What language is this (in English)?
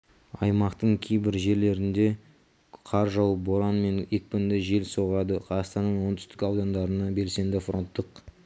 Kazakh